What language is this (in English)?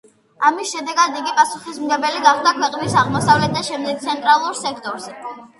Georgian